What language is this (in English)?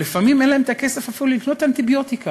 Hebrew